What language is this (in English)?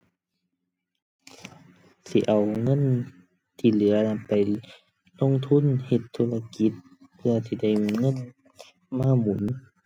Thai